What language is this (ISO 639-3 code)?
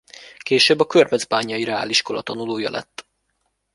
hun